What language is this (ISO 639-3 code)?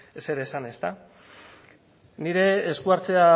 eus